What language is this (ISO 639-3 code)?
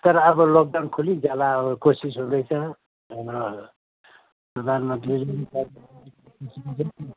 nep